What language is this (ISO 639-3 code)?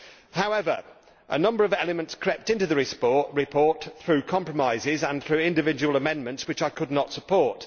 eng